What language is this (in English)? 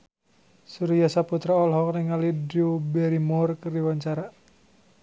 Sundanese